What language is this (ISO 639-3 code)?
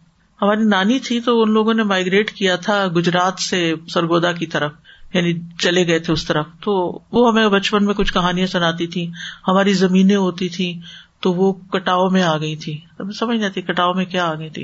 urd